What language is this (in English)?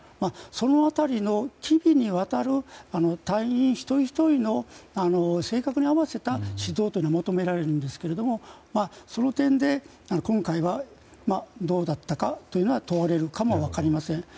Japanese